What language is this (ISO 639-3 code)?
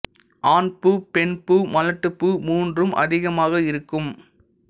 tam